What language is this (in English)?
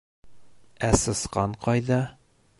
Bashkir